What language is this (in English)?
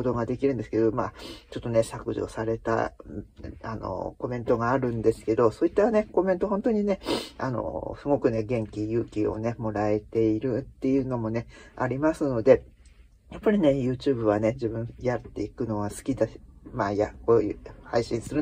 Japanese